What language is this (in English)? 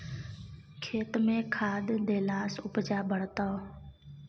Maithili